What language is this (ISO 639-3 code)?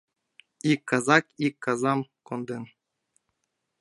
chm